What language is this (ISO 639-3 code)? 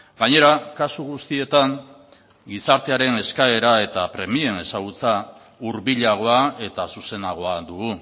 eus